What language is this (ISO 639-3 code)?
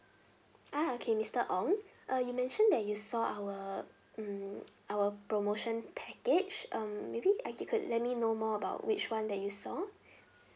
eng